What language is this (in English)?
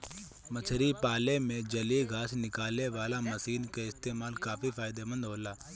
Bhojpuri